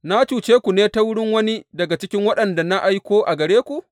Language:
Hausa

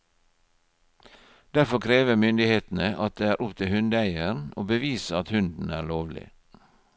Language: Norwegian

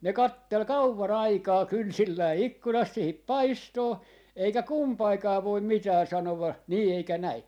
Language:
Finnish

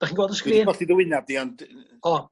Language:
Welsh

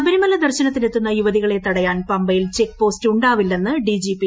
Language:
Malayalam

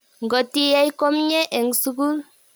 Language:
Kalenjin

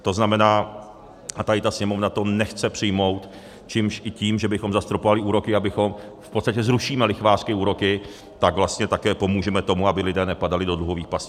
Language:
Czech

